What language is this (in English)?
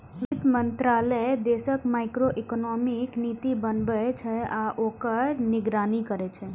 Maithili